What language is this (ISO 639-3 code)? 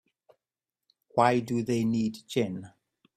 eng